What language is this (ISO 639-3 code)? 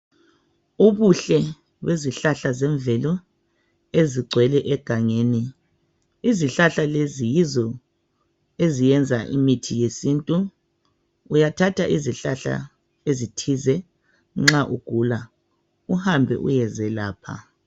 nde